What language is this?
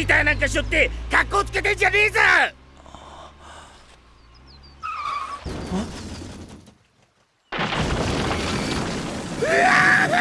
Japanese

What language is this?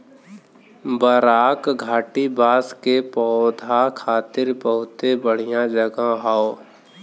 Bhojpuri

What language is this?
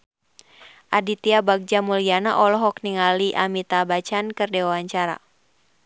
Sundanese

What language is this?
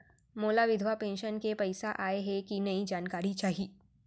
Chhattisgarhi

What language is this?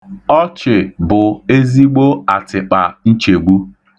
Igbo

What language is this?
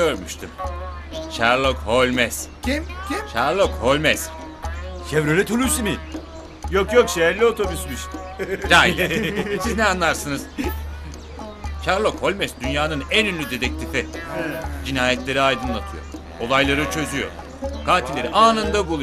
Turkish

